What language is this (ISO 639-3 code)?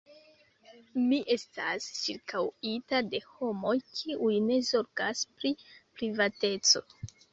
epo